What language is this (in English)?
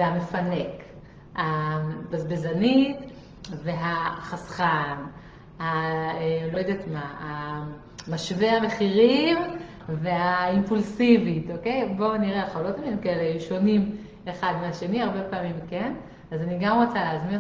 Hebrew